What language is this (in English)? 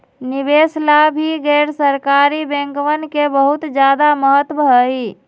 Magahi